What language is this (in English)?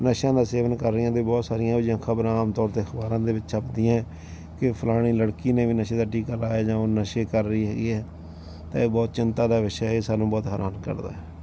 Punjabi